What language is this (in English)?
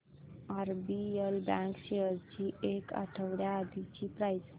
Marathi